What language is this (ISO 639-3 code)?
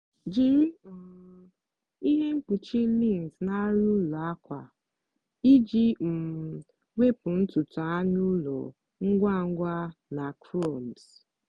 ibo